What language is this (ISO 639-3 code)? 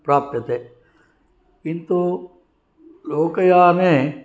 san